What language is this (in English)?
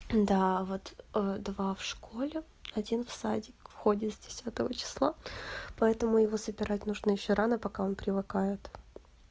Russian